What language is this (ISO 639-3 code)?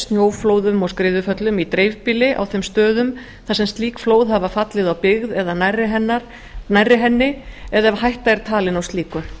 isl